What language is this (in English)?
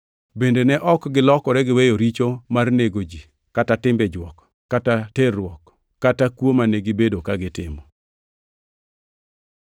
Luo (Kenya and Tanzania)